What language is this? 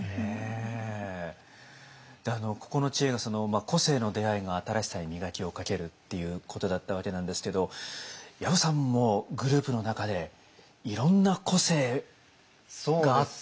Japanese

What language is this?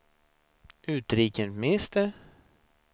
Swedish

